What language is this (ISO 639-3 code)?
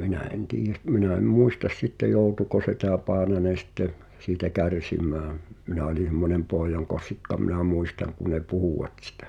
fin